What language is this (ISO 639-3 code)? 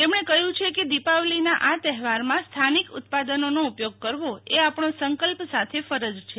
guj